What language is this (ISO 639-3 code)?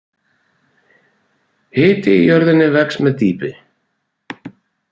isl